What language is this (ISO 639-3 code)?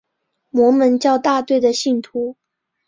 zho